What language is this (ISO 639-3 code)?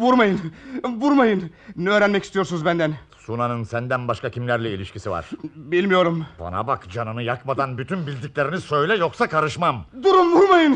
tur